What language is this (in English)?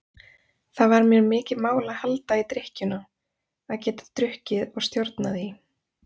Icelandic